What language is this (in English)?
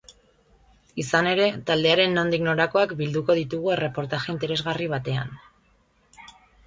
Basque